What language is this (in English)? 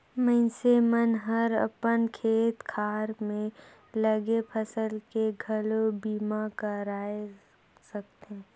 Chhattisgarhi